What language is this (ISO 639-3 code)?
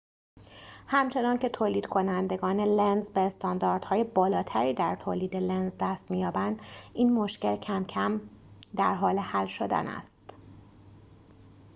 fas